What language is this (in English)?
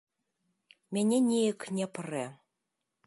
Belarusian